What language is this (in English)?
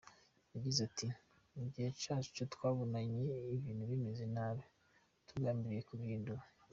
Kinyarwanda